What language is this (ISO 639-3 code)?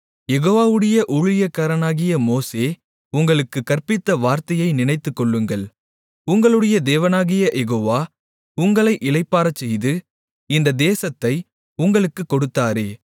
tam